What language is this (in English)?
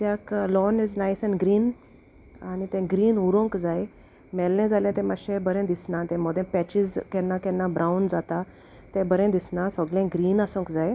Konkani